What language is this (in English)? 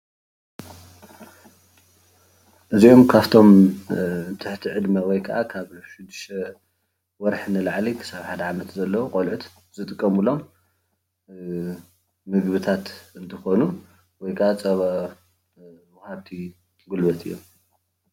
Tigrinya